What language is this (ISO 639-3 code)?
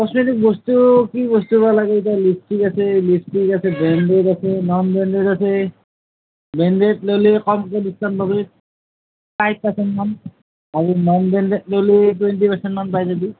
asm